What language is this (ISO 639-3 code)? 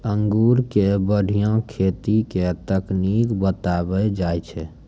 mai